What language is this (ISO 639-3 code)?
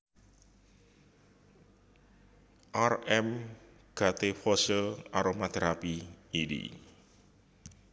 jav